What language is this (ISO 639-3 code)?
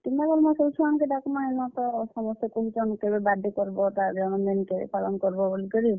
ori